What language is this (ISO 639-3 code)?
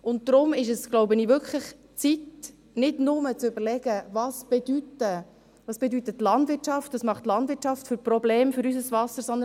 gsw